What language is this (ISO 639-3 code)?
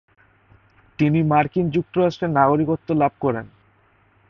ben